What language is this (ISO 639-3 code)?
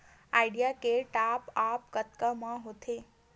hne